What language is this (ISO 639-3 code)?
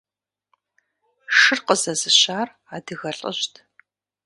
kbd